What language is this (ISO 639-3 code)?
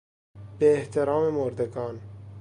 fas